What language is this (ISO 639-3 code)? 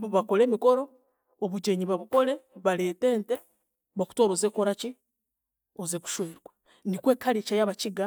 cgg